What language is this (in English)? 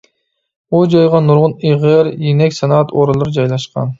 Uyghur